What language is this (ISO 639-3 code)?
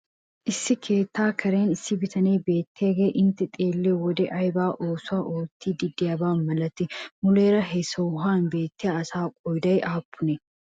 wal